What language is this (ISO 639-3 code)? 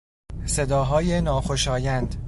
fas